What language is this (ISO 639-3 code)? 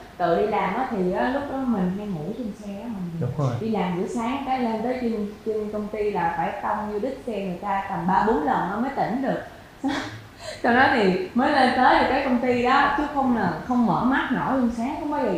vie